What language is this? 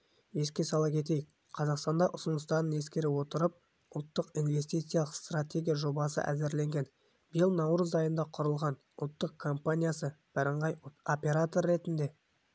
Kazakh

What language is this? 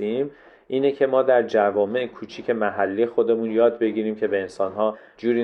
Persian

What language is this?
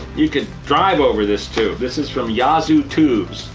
English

